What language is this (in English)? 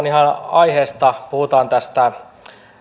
Finnish